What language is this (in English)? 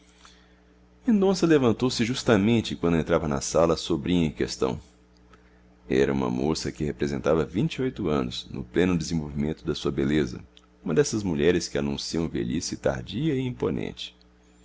Portuguese